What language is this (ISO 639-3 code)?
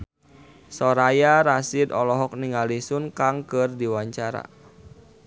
sun